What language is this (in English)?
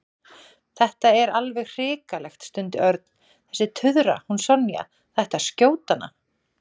Icelandic